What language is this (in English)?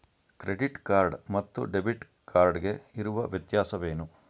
Kannada